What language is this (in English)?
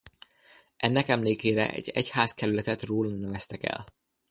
Hungarian